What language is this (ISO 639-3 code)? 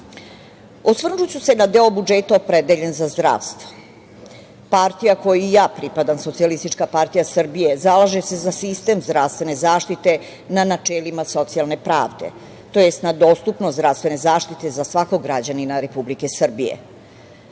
srp